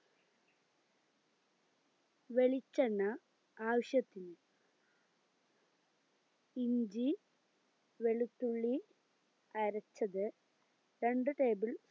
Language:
Malayalam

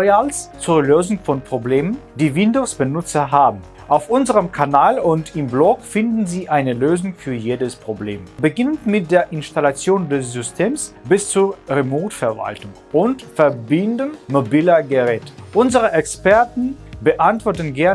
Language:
German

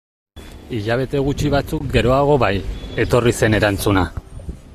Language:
Basque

